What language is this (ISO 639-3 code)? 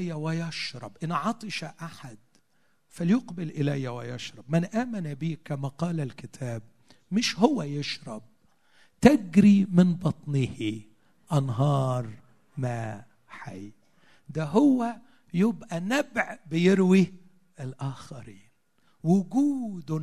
ara